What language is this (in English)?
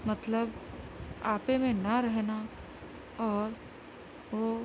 Urdu